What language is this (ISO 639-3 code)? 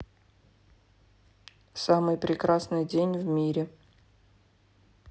rus